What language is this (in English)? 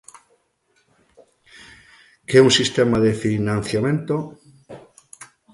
Galician